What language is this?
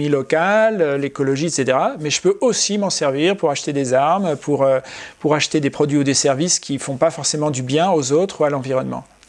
French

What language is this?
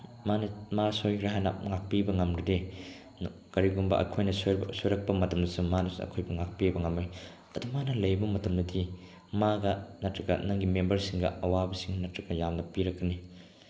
Manipuri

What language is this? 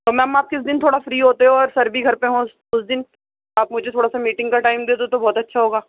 Urdu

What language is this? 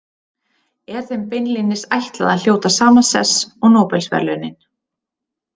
Icelandic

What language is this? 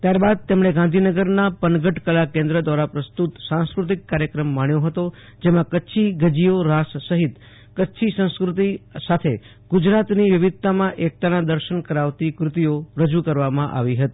Gujarati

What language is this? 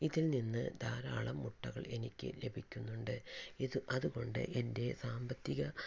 Malayalam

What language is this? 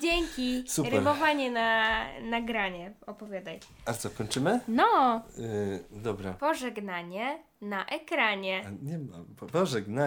Polish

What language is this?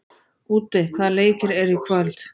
Icelandic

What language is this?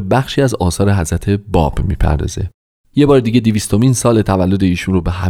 Persian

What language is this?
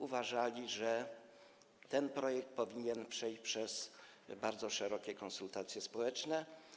Polish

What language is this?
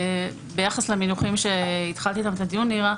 Hebrew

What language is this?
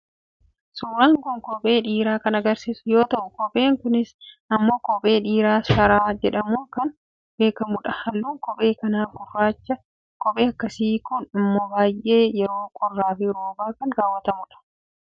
Oromo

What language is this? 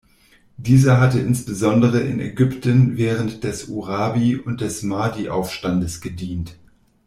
German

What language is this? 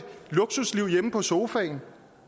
Danish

